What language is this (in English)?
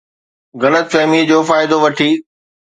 Sindhi